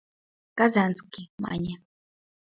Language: Mari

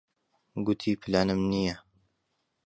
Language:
Central Kurdish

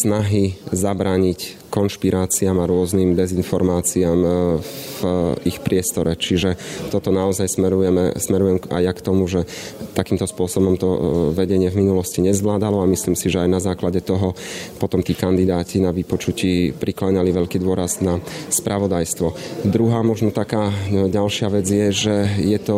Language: Slovak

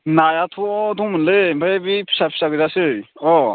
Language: Bodo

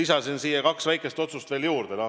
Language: Estonian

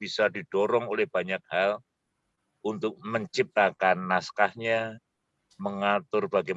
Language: Indonesian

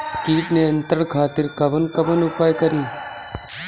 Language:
Bhojpuri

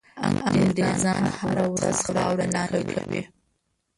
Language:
Pashto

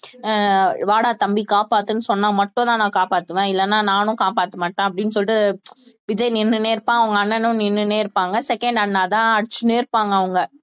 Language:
Tamil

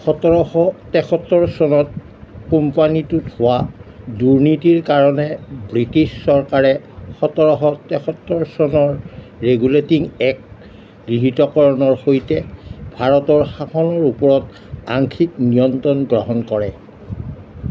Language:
Assamese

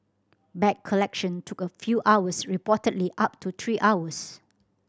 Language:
English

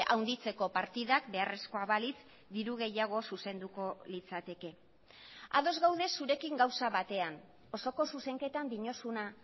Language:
Basque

